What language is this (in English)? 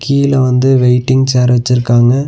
Tamil